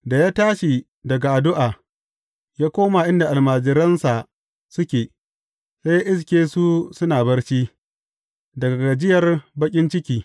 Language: Hausa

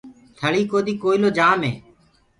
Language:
Gurgula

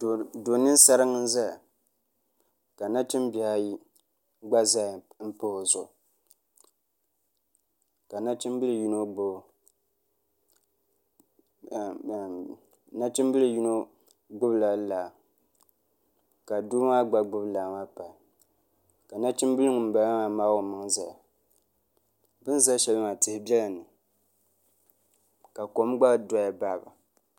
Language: Dagbani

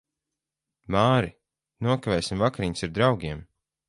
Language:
Latvian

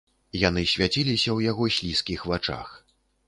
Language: Belarusian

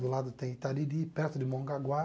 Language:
Portuguese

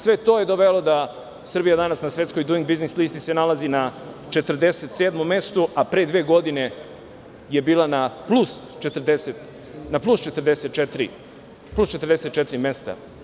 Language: Serbian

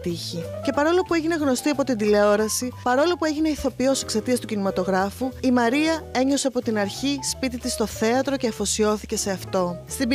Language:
Greek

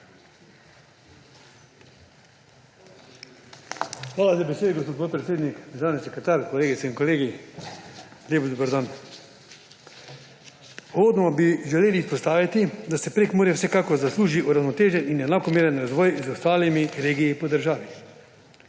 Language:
Slovenian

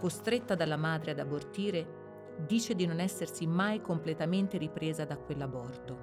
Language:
Italian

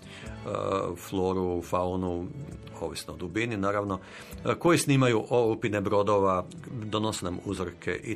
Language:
Croatian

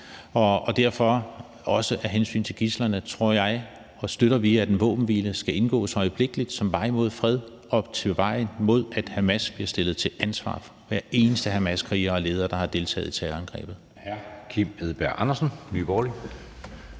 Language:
Danish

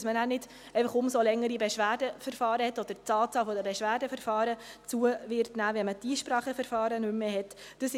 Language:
Swiss German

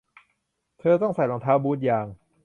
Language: Thai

